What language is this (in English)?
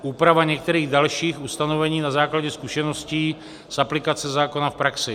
Czech